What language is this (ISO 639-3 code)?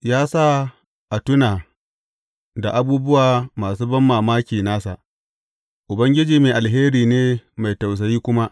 hau